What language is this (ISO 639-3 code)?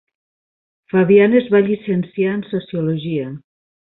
cat